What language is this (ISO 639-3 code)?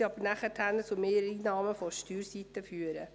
gsw